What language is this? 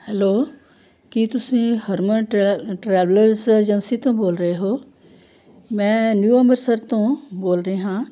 Punjabi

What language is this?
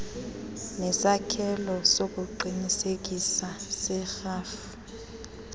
Xhosa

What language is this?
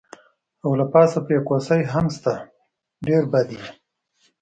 Pashto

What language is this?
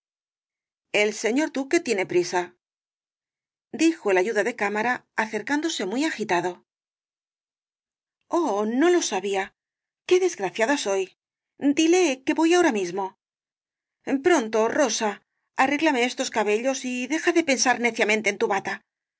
Spanish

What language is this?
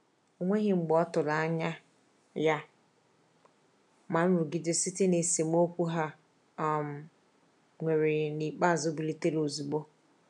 Igbo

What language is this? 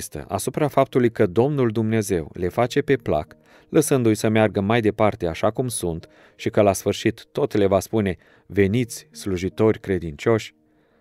Romanian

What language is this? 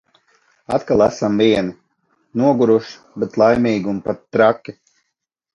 Latvian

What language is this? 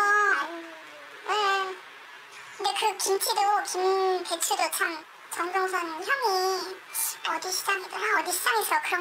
Korean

